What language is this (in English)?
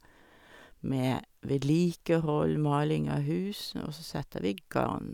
Norwegian